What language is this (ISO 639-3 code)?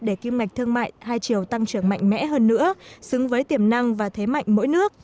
vie